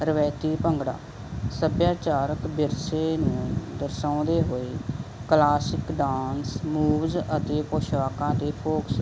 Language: Punjabi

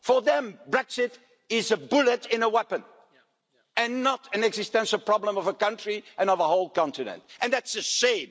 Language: English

